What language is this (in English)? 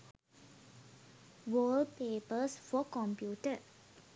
Sinhala